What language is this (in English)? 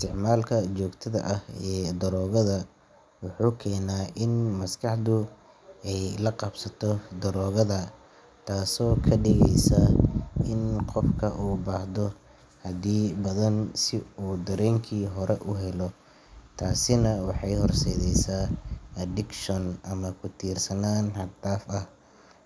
Somali